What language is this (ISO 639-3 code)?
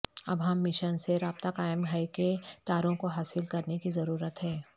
urd